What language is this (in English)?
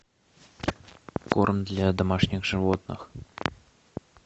Russian